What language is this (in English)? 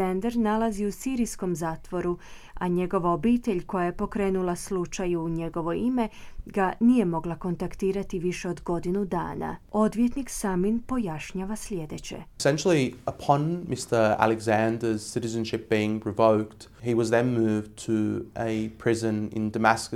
Croatian